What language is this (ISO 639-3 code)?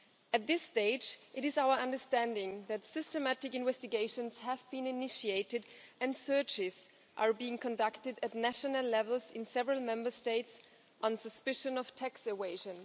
eng